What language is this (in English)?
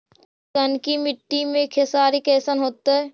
Magahi